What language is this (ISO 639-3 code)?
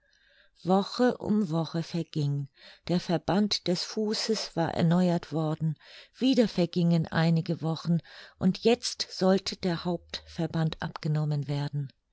deu